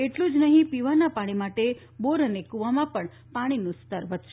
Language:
Gujarati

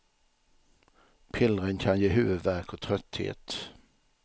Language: Swedish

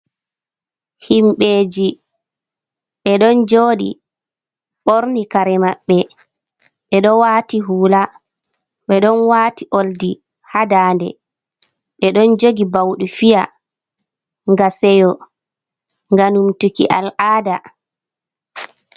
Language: Fula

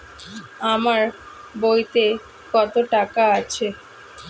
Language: Bangla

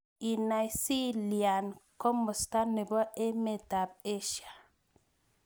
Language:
Kalenjin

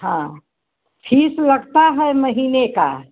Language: Hindi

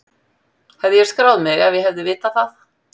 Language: Icelandic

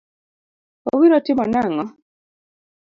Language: Luo (Kenya and Tanzania)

